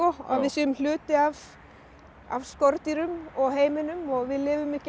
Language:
Icelandic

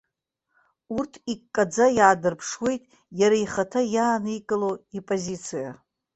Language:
Abkhazian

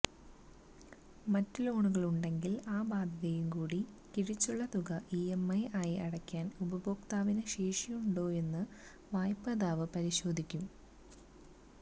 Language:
Malayalam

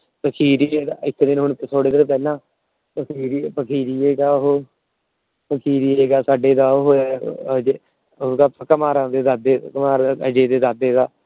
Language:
Punjabi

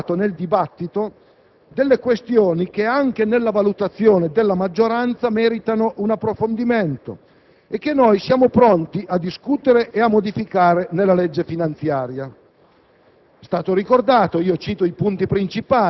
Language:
Italian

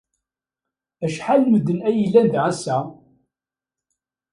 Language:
Kabyle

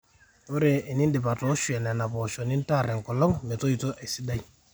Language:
Masai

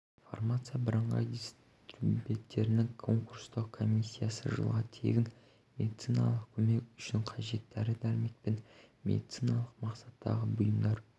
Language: Kazakh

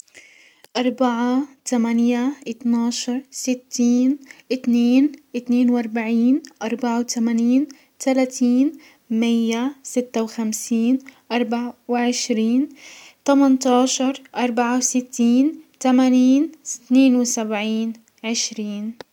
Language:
Hijazi Arabic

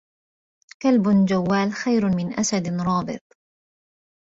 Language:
Arabic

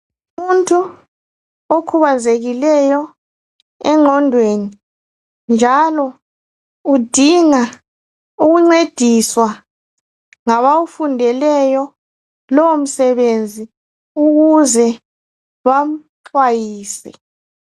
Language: North Ndebele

